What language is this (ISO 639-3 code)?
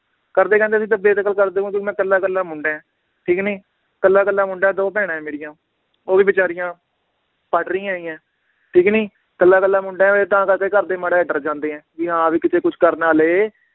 pan